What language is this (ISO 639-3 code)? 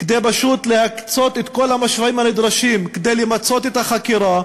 heb